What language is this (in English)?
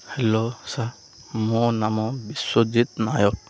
Odia